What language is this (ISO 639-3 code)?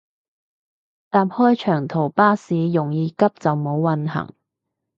yue